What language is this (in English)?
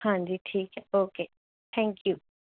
Punjabi